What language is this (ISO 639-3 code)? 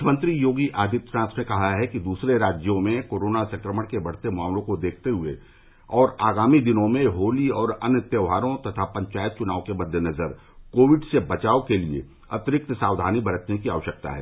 hin